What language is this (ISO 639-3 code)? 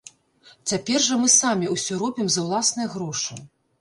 bel